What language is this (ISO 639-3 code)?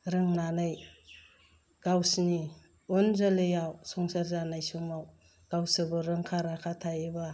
brx